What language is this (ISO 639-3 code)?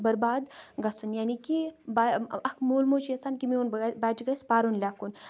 kas